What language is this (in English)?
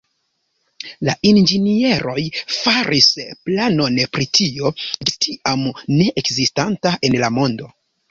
Esperanto